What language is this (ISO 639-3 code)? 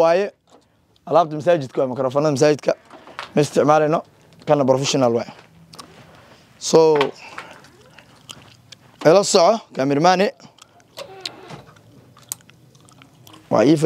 ara